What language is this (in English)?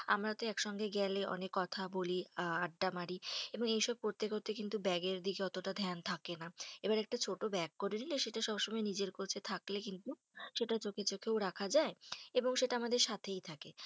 Bangla